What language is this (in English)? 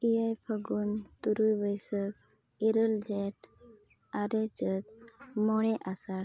Santali